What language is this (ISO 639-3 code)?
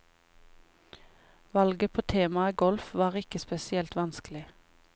nor